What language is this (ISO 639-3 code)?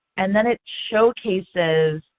eng